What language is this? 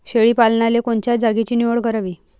Marathi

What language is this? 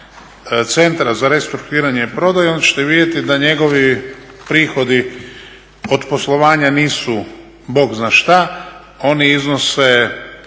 Croatian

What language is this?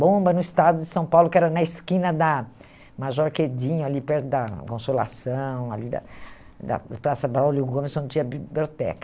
Portuguese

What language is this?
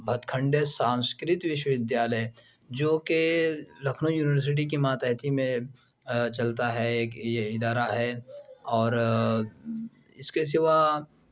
Urdu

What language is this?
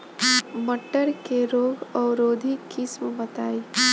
Bhojpuri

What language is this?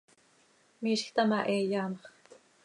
Seri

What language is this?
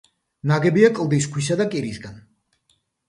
Georgian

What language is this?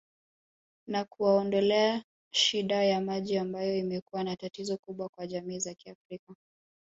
Swahili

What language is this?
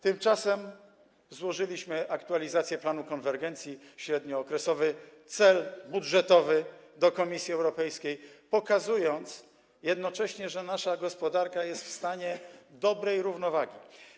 Polish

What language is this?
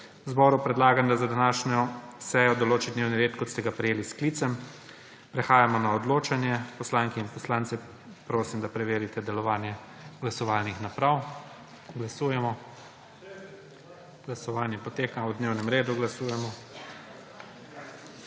Slovenian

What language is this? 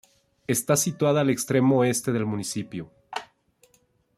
Spanish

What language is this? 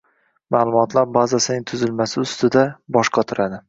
Uzbek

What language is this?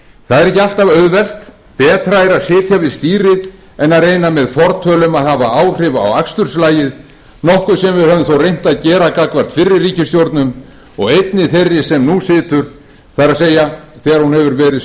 Icelandic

